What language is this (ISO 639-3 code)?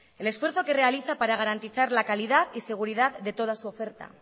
spa